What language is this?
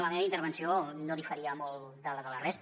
Catalan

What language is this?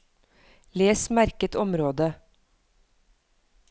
Norwegian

